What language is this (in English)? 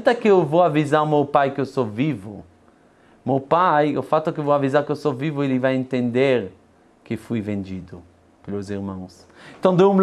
Portuguese